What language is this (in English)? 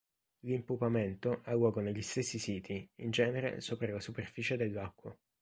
Italian